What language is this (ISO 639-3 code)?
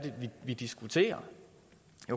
dan